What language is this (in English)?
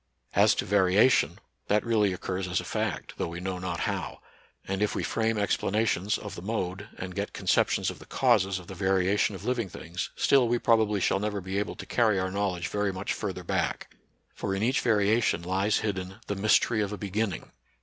English